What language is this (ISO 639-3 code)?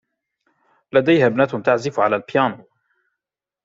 ara